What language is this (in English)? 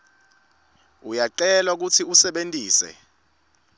Swati